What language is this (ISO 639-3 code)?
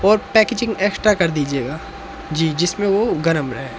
hin